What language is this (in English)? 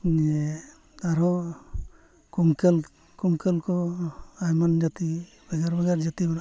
Santali